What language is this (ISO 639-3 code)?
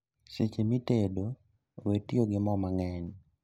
luo